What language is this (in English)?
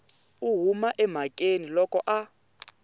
Tsonga